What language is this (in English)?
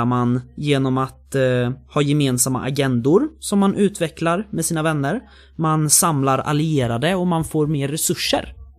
Swedish